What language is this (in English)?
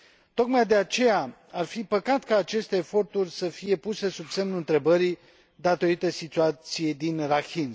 Romanian